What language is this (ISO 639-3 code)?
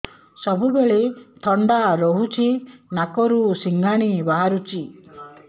ori